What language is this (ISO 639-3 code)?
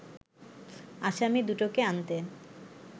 ben